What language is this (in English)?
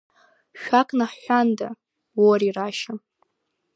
Abkhazian